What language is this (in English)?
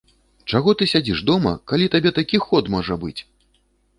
Belarusian